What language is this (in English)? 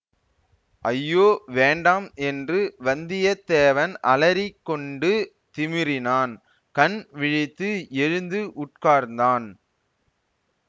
Tamil